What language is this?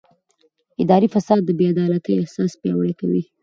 Pashto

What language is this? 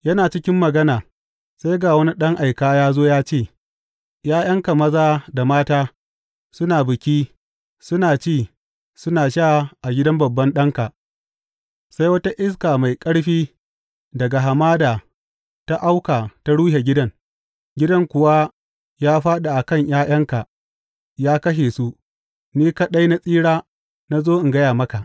Hausa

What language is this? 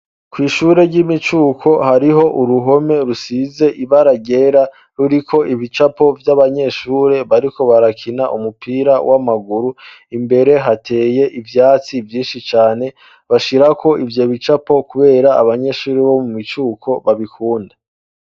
Rundi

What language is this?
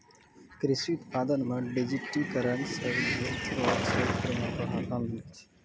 Maithili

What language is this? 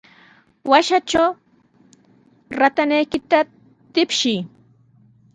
Sihuas Ancash Quechua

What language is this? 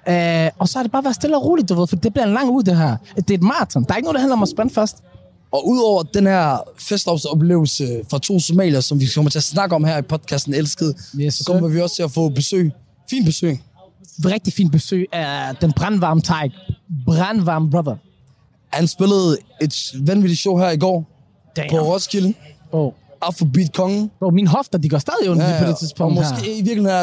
Danish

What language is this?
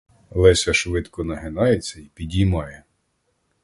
Ukrainian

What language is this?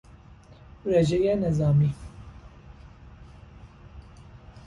Persian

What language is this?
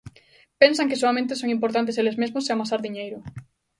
Galician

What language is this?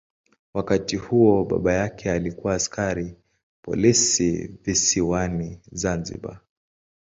Swahili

